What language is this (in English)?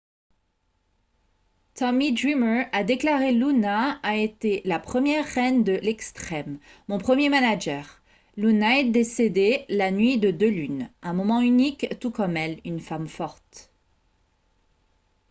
French